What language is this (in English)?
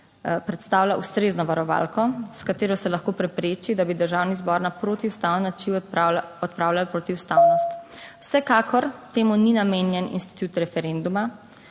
Slovenian